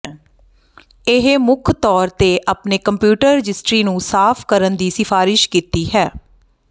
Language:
Punjabi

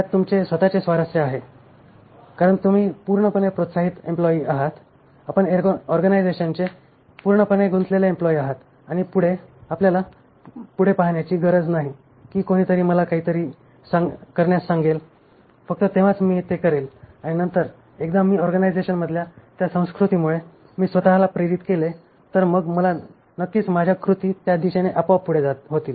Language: Marathi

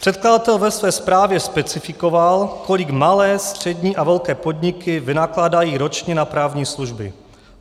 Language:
Czech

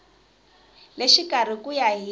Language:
Tsonga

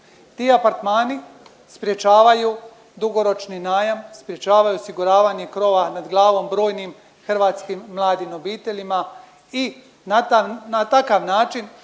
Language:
Croatian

